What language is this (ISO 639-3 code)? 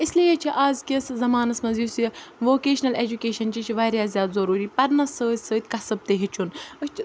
kas